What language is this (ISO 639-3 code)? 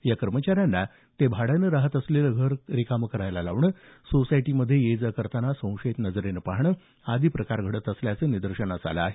mar